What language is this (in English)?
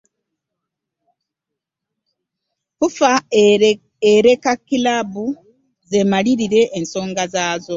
Ganda